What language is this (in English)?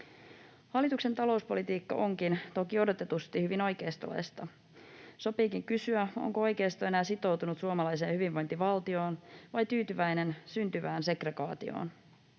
Finnish